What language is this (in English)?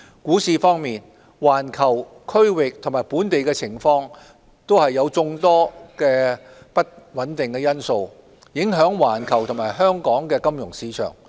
Cantonese